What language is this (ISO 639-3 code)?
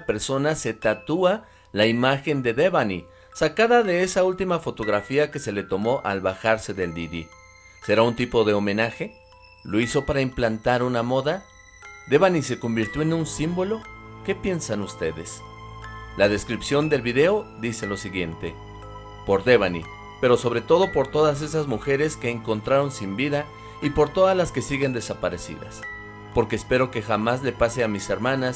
spa